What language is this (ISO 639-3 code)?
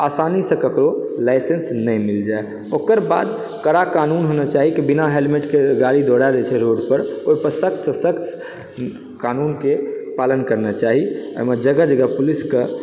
mai